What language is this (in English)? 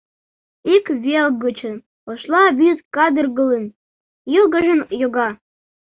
Mari